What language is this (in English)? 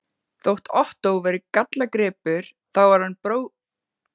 Icelandic